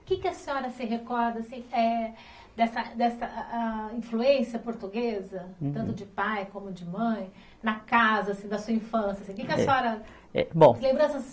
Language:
Portuguese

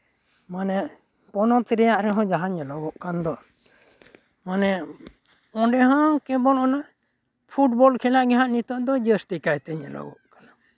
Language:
Santali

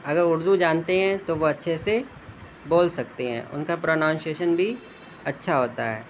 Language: Urdu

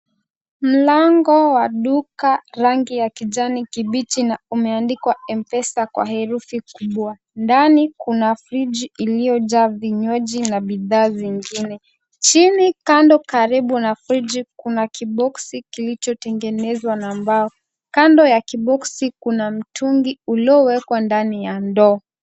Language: Swahili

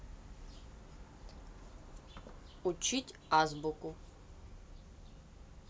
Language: Russian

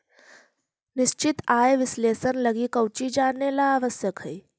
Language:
Magahi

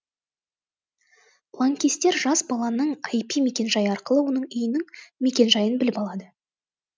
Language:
Kazakh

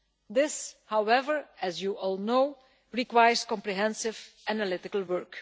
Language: English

